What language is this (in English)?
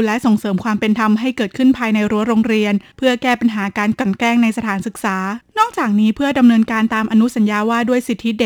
Thai